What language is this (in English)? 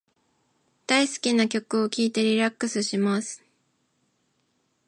Japanese